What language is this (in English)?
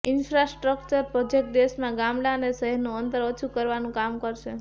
Gujarati